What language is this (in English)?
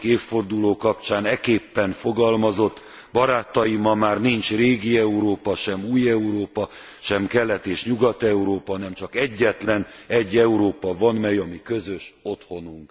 Hungarian